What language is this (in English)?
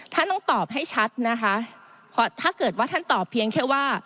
Thai